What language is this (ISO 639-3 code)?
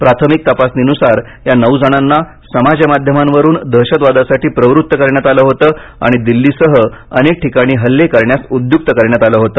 mar